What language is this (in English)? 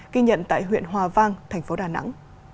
Vietnamese